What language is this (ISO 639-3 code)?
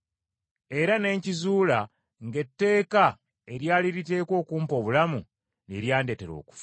lug